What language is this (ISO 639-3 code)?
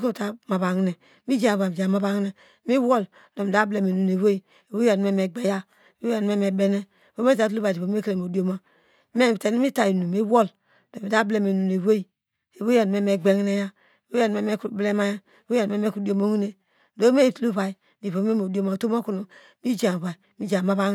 deg